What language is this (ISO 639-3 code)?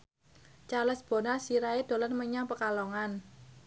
jav